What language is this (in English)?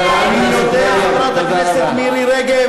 Hebrew